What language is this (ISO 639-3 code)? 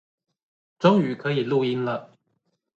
zho